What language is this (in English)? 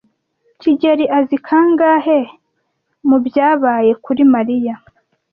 Kinyarwanda